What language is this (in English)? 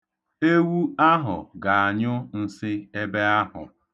Igbo